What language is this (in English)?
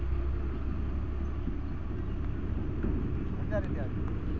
Magahi